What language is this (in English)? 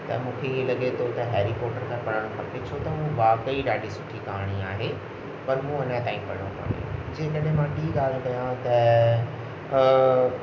Sindhi